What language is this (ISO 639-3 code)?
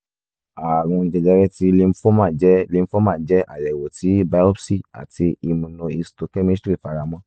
yor